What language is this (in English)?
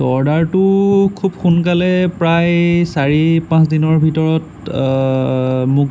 Assamese